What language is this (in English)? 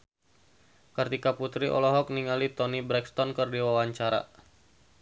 Sundanese